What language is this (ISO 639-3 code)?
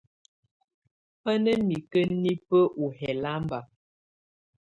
tvu